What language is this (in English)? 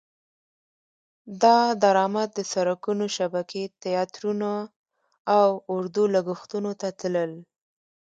Pashto